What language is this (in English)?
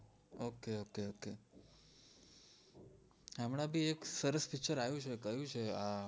Gujarati